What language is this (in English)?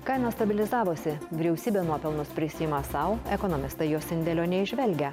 Lithuanian